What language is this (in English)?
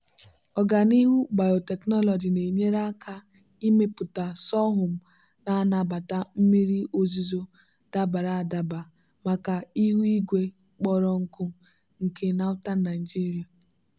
Igbo